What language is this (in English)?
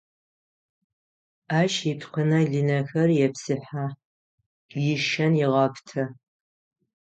Adyghe